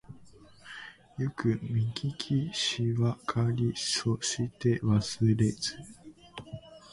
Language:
Japanese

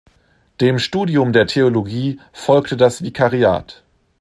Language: German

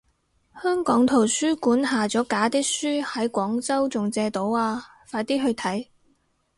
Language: Cantonese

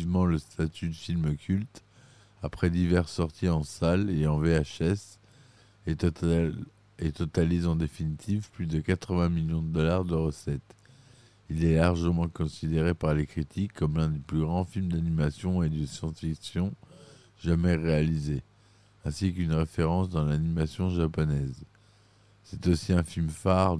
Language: French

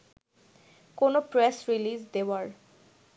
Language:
Bangla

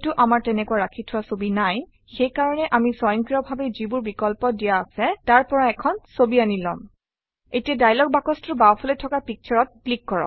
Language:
Assamese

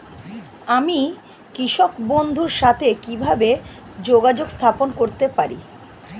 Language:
Bangla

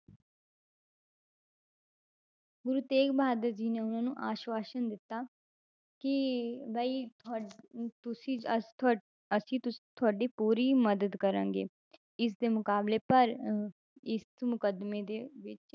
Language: Punjabi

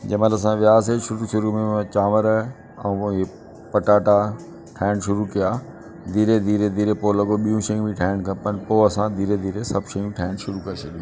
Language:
Sindhi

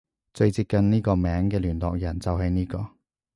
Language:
Cantonese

